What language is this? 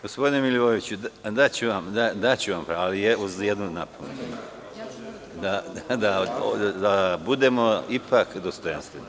Serbian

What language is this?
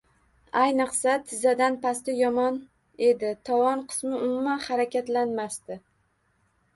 Uzbek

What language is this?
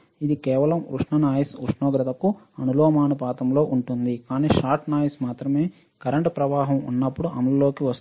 Telugu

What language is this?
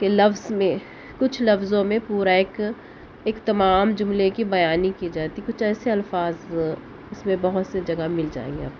Urdu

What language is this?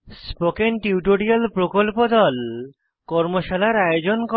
Bangla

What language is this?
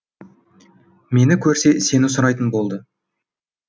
Kazakh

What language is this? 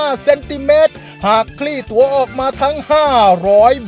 Thai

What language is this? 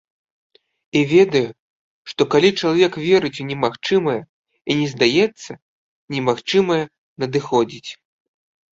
Belarusian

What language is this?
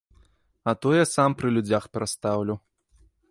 Belarusian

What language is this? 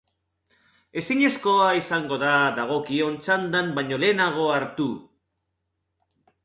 Basque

